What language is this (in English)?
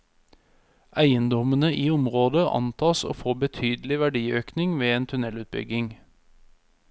Norwegian